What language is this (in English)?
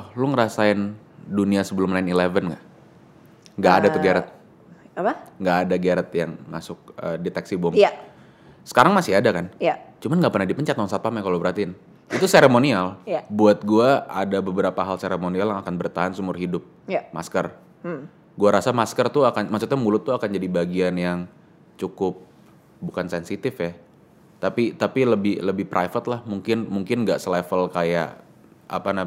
Indonesian